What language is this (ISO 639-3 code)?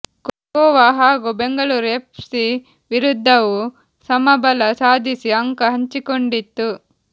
kan